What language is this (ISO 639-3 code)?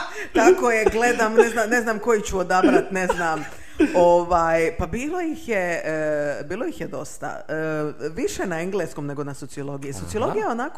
hrv